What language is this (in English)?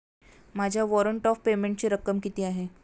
Marathi